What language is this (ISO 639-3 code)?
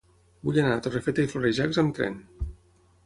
cat